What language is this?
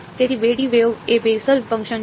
Gujarati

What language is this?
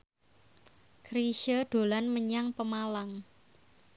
Javanese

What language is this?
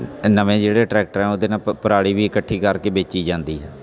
Punjabi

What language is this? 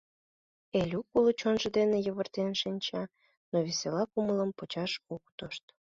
Mari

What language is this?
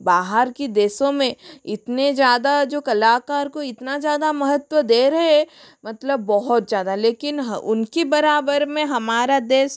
Hindi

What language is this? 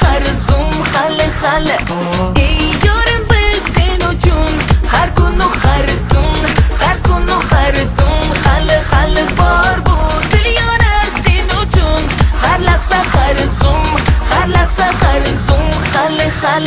Arabic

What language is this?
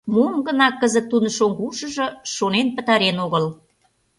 Mari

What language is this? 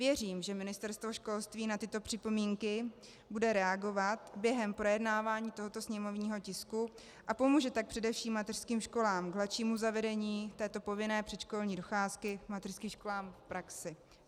Czech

